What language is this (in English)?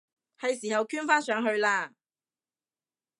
Cantonese